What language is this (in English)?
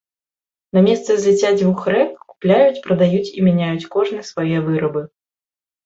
Belarusian